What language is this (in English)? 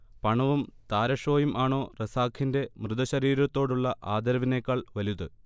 Malayalam